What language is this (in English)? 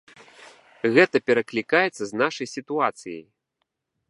Belarusian